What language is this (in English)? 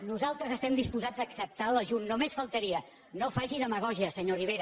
Catalan